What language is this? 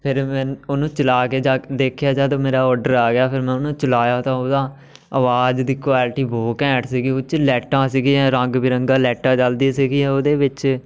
Punjabi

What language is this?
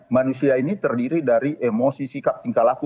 Indonesian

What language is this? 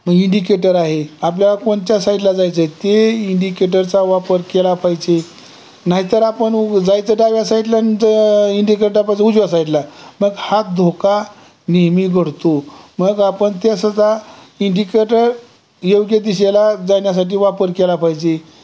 Marathi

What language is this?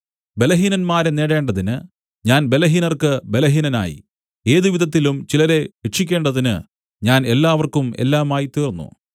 Malayalam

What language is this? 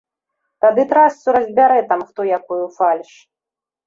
Belarusian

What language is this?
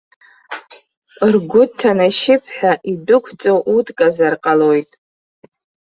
Abkhazian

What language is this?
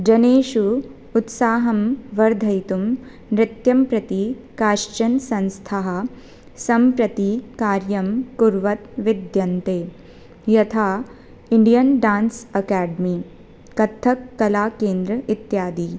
Sanskrit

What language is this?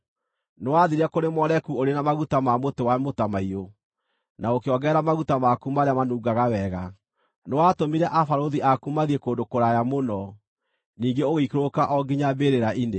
Kikuyu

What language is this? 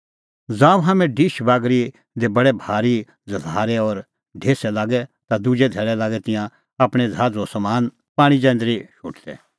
Kullu Pahari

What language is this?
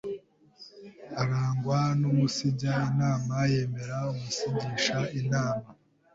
Kinyarwanda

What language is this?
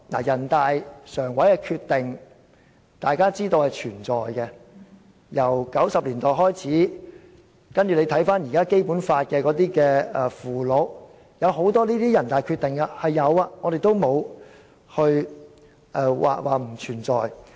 Cantonese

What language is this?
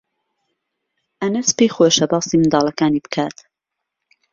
Central Kurdish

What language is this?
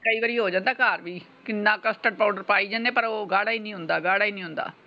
Punjabi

